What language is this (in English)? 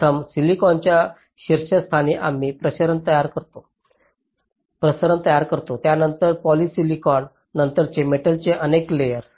Marathi